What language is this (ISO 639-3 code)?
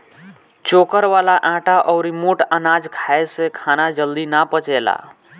bho